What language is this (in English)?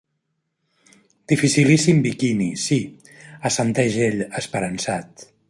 Catalan